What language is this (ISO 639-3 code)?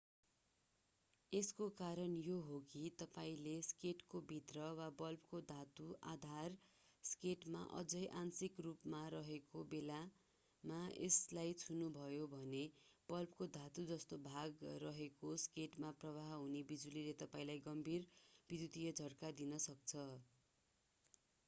nep